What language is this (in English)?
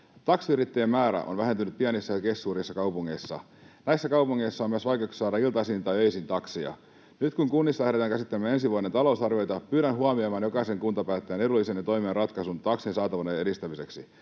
Finnish